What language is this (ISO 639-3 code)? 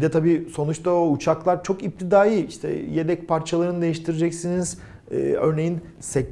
tur